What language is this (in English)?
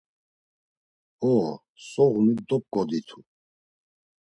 Laz